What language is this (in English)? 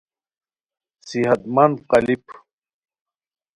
Khowar